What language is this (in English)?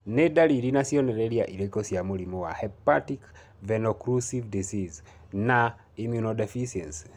Kikuyu